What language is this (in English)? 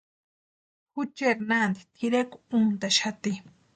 Western Highland Purepecha